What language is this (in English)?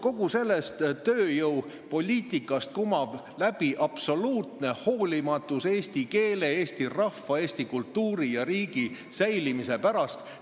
Estonian